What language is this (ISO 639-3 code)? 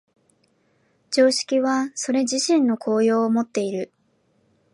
jpn